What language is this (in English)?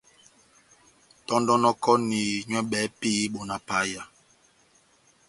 Batanga